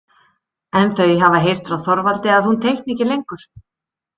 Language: Icelandic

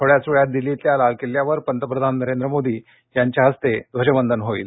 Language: Marathi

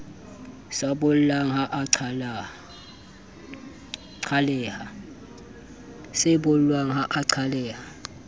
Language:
Southern Sotho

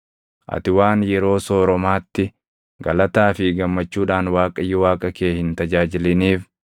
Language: Oromo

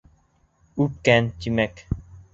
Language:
Bashkir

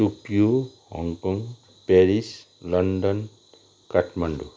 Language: Nepali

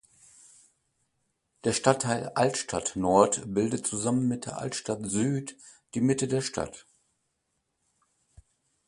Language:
German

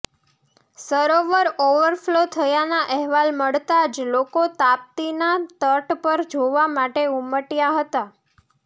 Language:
Gujarati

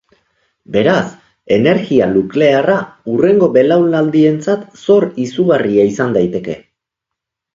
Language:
Basque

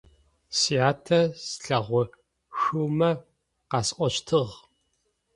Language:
Adyghe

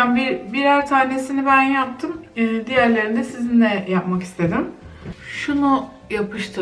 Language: Turkish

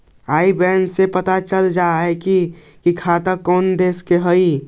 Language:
Magahi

